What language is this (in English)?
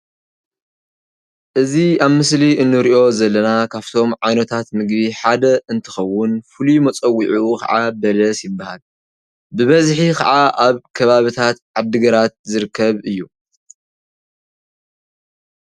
Tigrinya